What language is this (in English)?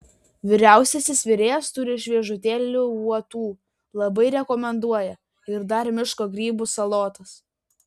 Lithuanian